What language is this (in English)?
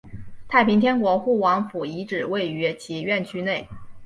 Chinese